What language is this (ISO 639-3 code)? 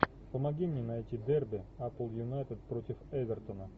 rus